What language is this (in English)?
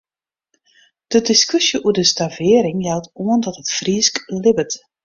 Western Frisian